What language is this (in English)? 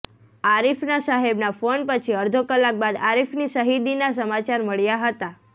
Gujarati